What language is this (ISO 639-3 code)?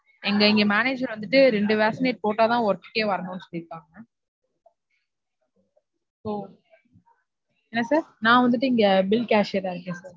tam